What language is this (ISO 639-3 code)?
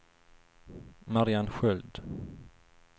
swe